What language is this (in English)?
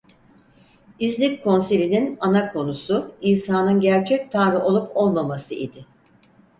Turkish